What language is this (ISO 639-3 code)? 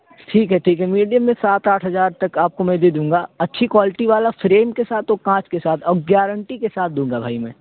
urd